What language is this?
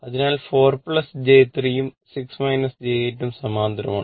Malayalam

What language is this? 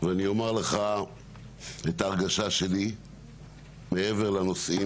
Hebrew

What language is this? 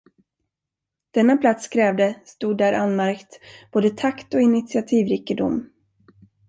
Swedish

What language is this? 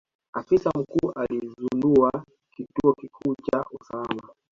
Swahili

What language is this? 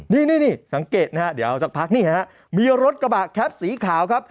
Thai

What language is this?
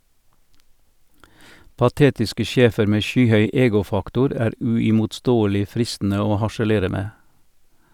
Norwegian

